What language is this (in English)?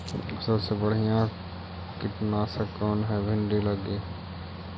Magahi